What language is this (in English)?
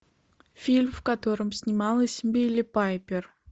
Russian